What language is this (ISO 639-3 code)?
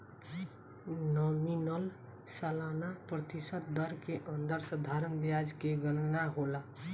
bho